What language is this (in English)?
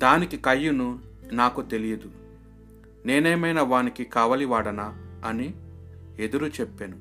Telugu